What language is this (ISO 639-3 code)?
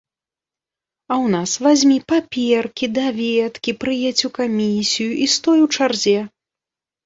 bel